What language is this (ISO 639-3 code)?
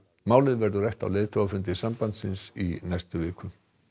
isl